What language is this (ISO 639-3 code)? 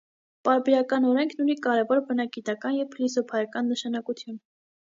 hye